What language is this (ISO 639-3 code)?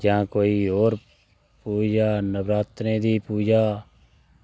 doi